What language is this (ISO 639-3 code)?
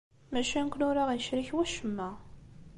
kab